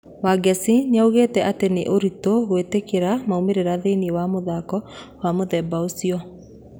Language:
Kikuyu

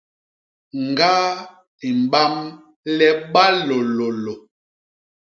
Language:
Basaa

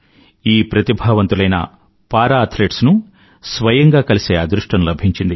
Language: Telugu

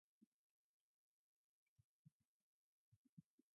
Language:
English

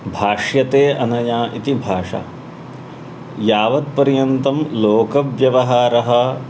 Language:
Sanskrit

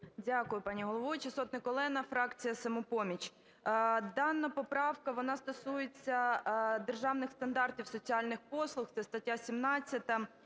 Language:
Ukrainian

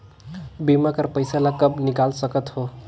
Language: Chhattisgarhi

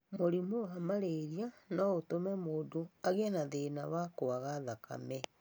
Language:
Kikuyu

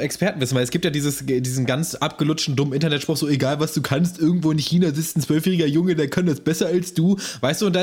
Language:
German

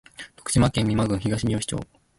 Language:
Japanese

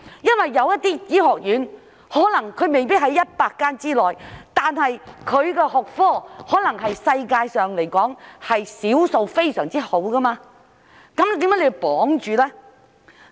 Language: Cantonese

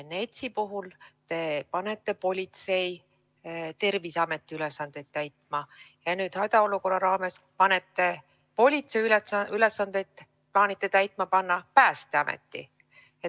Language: Estonian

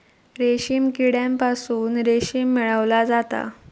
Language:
Marathi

